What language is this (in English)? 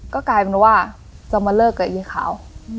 Thai